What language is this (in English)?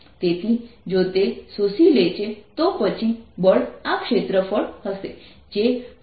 Gujarati